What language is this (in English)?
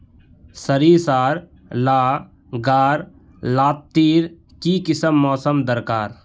Magahi